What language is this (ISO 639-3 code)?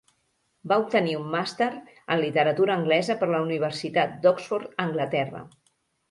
cat